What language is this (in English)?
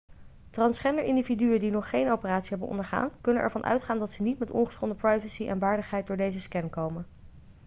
Dutch